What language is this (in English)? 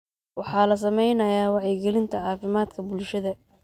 Somali